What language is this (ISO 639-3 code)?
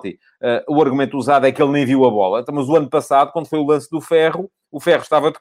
por